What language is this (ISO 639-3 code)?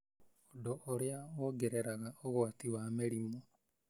kik